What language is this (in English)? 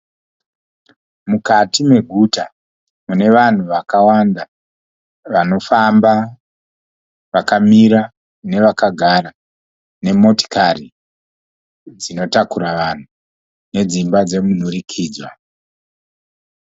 Shona